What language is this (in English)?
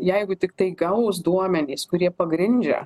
Lithuanian